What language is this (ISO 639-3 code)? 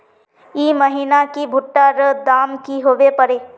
mag